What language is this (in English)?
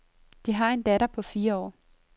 Danish